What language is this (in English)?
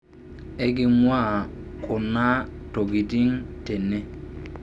Masai